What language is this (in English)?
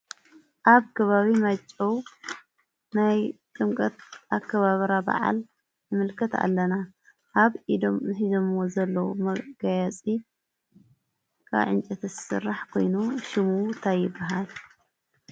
Tigrinya